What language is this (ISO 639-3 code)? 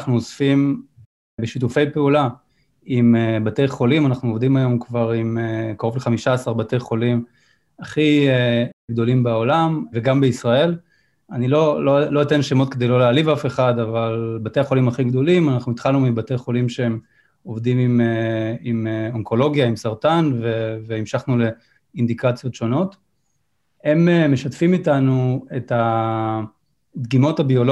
heb